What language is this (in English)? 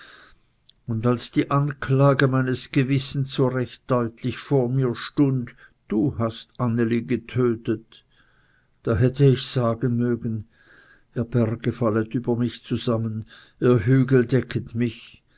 German